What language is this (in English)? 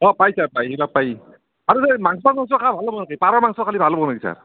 Assamese